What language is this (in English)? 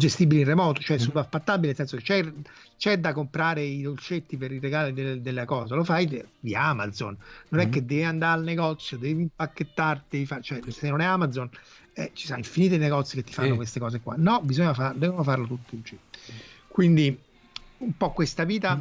Italian